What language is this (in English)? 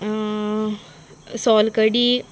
Konkani